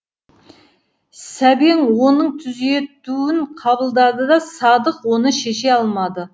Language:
Kazakh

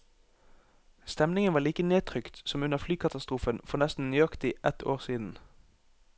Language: Norwegian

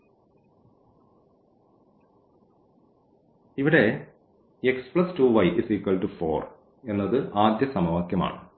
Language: Malayalam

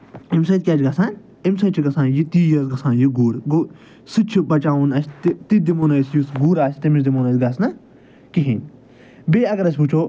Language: Kashmiri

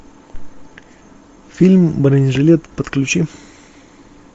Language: Russian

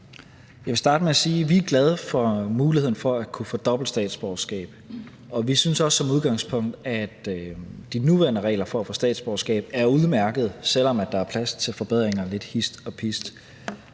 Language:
Danish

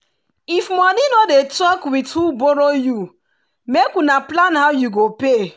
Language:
Nigerian Pidgin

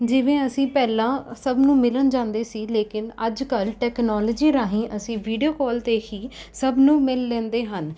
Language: Punjabi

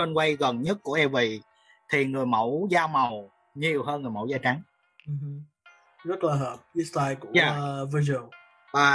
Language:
Vietnamese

